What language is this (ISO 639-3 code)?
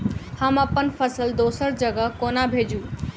mai